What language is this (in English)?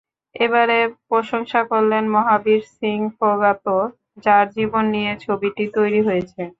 Bangla